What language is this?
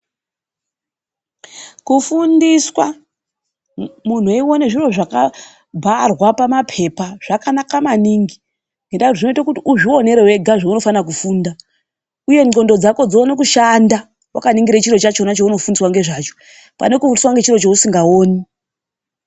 Ndau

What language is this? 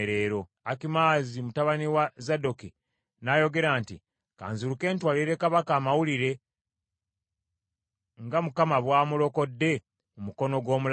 Ganda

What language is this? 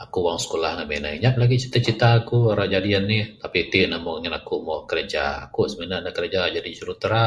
Bukar-Sadung Bidayuh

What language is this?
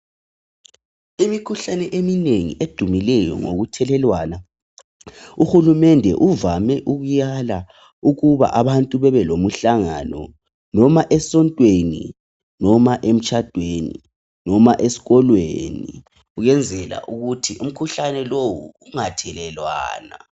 North Ndebele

